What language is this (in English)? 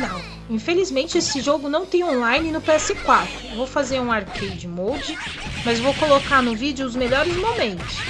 Portuguese